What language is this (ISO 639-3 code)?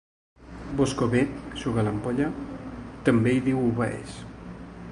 cat